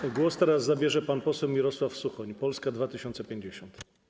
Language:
Polish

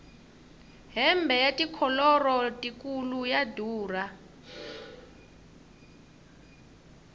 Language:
Tsonga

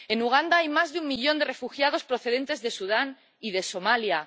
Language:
Spanish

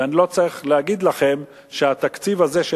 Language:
Hebrew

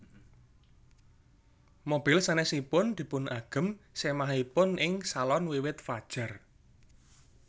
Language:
Javanese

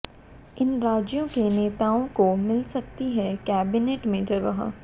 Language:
Hindi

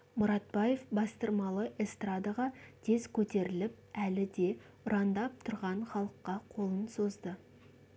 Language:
Kazakh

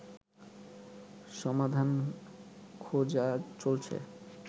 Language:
Bangla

